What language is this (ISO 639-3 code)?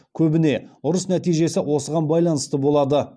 kaz